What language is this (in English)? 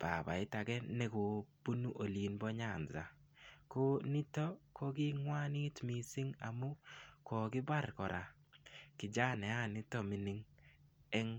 Kalenjin